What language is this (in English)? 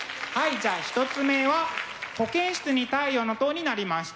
Japanese